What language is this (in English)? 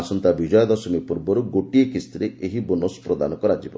Odia